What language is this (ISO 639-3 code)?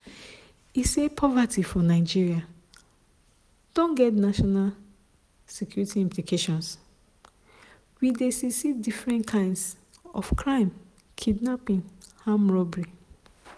pcm